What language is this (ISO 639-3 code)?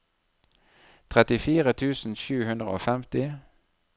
nor